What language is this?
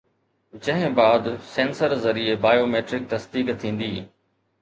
Sindhi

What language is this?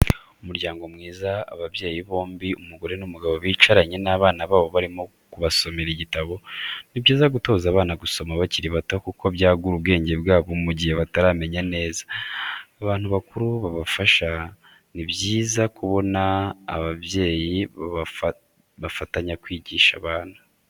Kinyarwanda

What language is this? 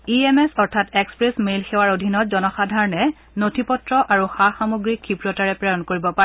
Assamese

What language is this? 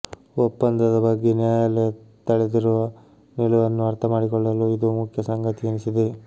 Kannada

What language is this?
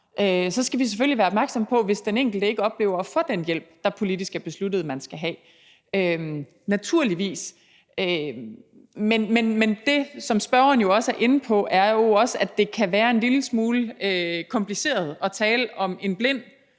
Danish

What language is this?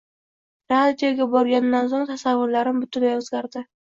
Uzbek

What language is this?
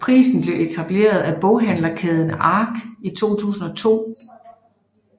Danish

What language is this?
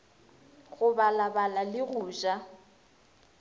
Northern Sotho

